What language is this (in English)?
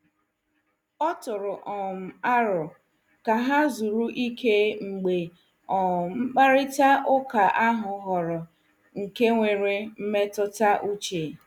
Igbo